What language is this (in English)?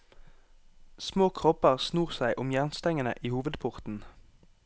Norwegian